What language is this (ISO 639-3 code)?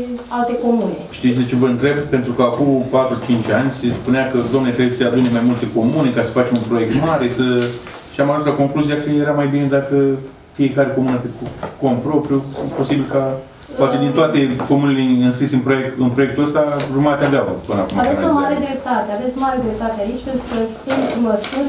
ron